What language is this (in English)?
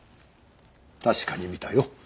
Japanese